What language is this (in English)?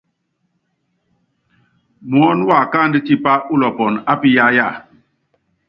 Yangben